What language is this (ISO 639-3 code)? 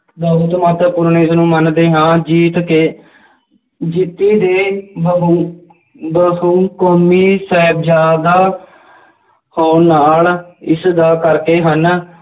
pan